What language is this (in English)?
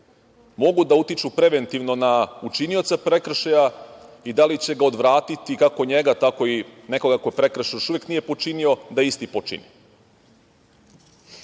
Serbian